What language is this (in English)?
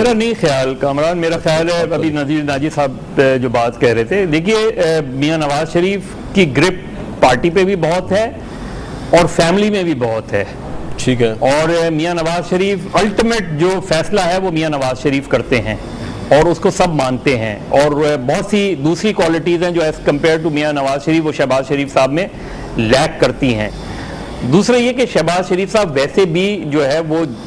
Hindi